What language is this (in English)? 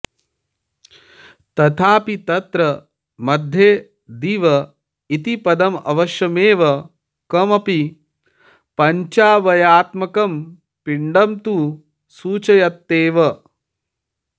Sanskrit